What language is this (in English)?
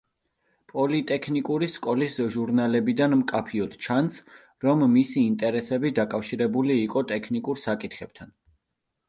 Georgian